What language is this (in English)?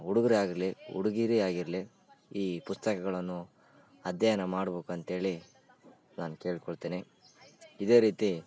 Kannada